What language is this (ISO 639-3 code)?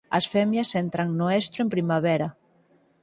glg